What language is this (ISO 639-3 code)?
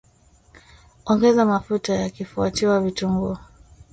swa